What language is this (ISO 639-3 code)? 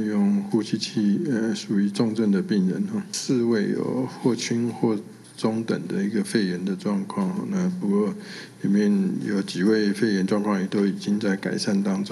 zho